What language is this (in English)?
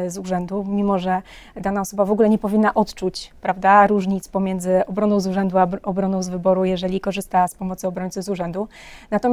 Polish